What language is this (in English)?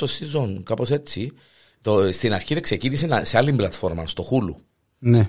Greek